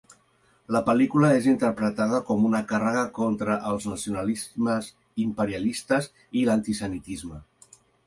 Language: Catalan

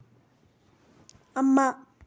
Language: Manipuri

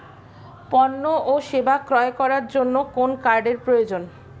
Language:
Bangla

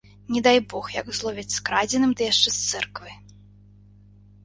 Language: Belarusian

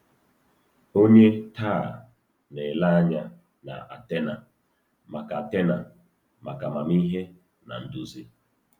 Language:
Igbo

